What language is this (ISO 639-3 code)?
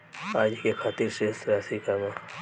bho